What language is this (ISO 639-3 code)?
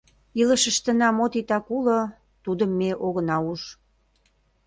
chm